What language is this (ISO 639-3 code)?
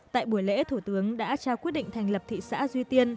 vie